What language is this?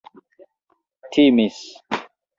Esperanto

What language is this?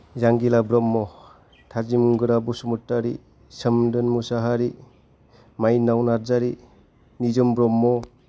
Bodo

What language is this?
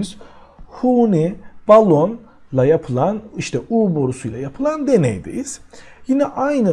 Turkish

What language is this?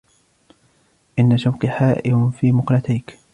Arabic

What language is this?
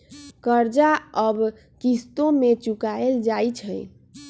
Magahi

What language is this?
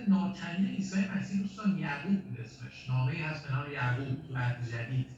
Persian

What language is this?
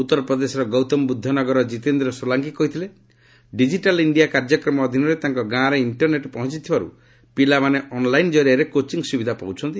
Odia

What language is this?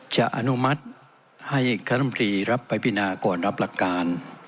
Thai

